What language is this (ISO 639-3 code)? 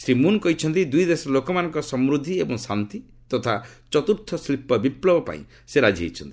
ori